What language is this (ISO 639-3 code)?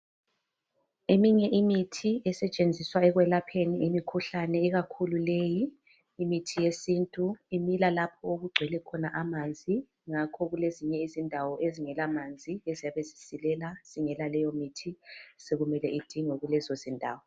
nde